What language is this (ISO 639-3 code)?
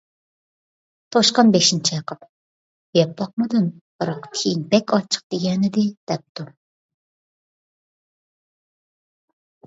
uig